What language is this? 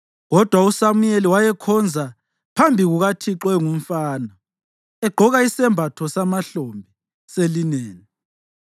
North Ndebele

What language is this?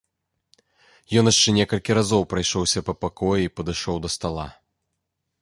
Belarusian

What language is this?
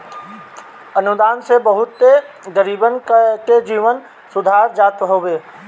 Bhojpuri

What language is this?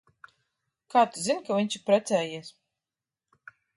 Latvian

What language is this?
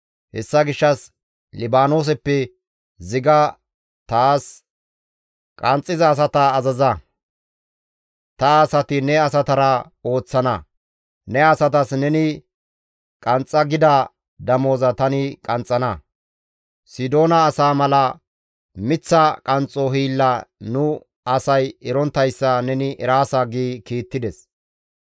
Gamo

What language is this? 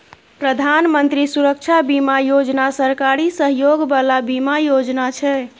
Maithili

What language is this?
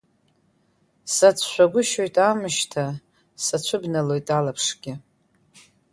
Abkhazian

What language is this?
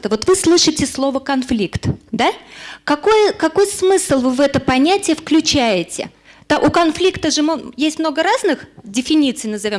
Russian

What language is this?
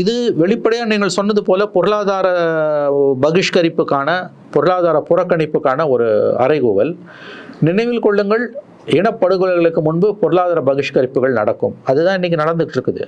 Tamil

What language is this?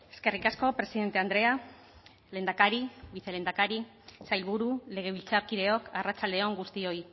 Basque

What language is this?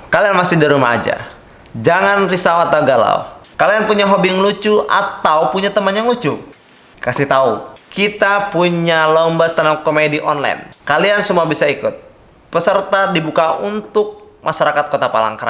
Indonesian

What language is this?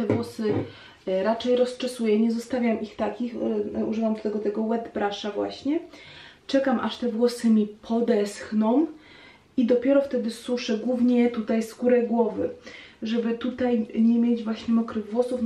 Polish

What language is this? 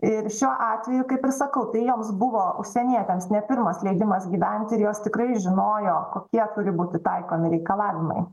Lithuanian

